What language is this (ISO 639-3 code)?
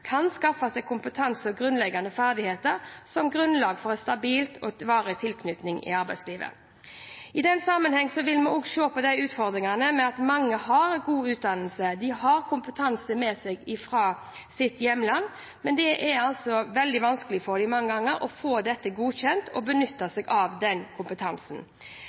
nob